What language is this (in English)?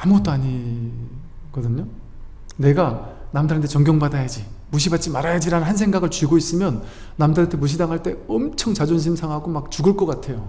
Korean